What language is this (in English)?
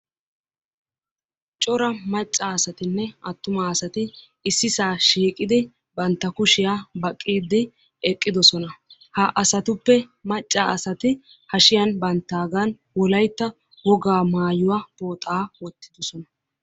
Wolaytta